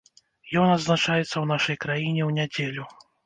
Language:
Belarusian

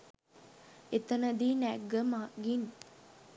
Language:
Sinhala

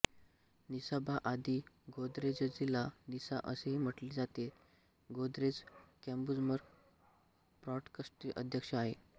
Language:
Marathi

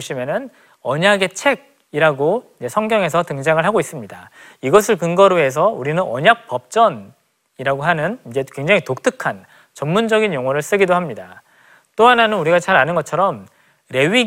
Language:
Korean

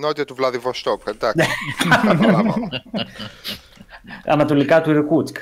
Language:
Greek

